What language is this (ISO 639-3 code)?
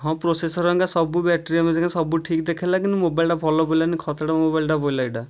ori